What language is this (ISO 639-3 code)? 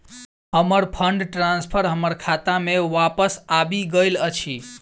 mai